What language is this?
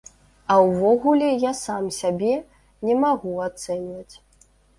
Belarusian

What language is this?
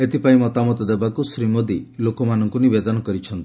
Odia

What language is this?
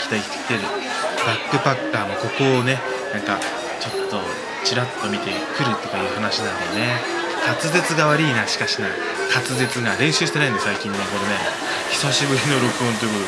Japanese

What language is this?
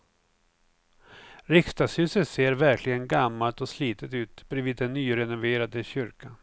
Swedish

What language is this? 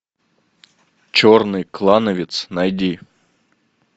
Russian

